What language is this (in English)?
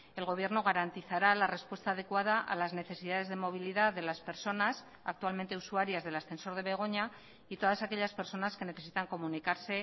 Spanish